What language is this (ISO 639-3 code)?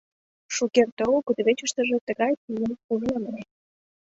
chm